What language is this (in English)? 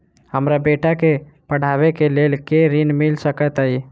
Maithili